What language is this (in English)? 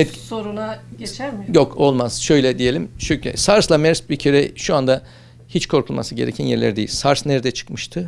Turkish